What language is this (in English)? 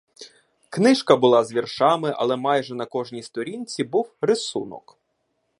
Ukrainian